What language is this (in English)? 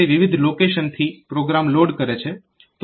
Gujarati